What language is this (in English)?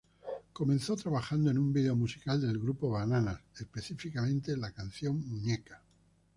Spanish